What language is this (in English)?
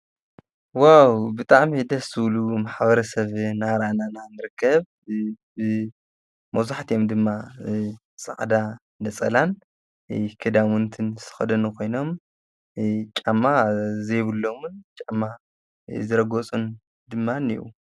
Tigrinya